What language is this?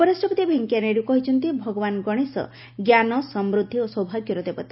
Odia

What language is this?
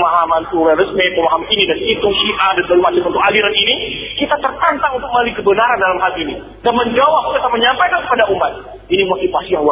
Malay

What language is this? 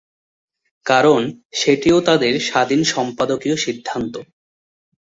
Bangla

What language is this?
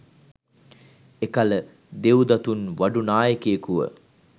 Sinhala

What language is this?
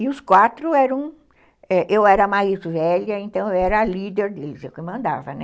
Portuguese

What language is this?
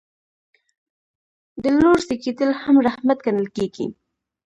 Pashto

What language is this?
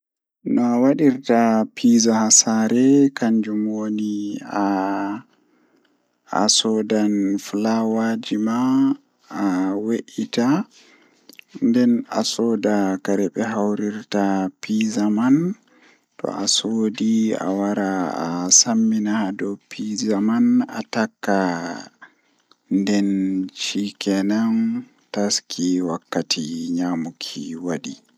Fula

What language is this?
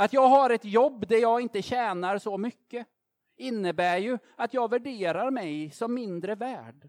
Swedish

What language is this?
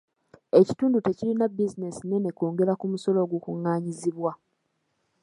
Ganda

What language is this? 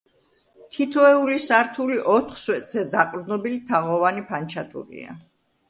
Georgian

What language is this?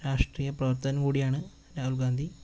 Malayalam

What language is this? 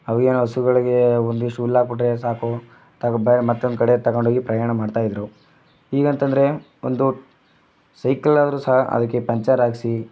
Kannada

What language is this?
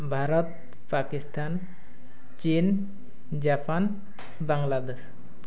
Odia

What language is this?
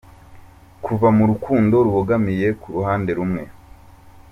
Kinyarwanda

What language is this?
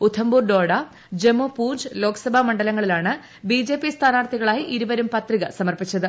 Malayalam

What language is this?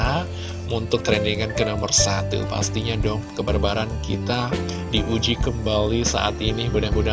Indonesian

